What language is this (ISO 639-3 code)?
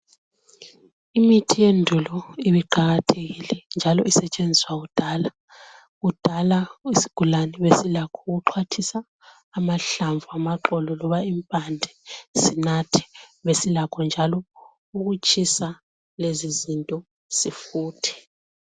nde